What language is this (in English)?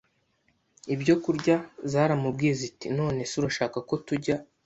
Kinyarwanda